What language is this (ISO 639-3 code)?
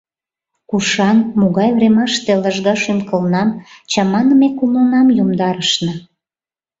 chm